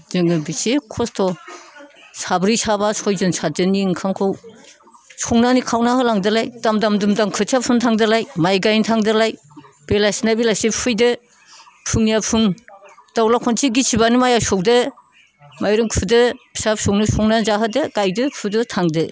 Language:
Bodo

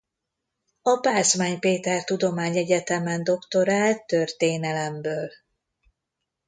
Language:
Hungarian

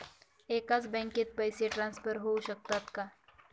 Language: Marathi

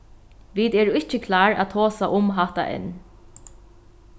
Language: Faroese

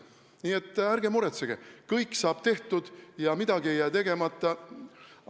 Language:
Estonian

